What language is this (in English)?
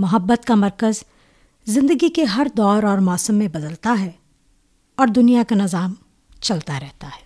Urdu